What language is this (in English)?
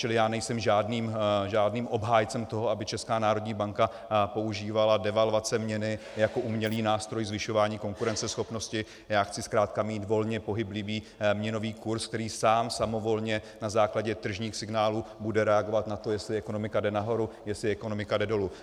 Czech